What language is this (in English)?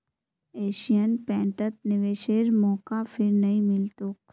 Magahi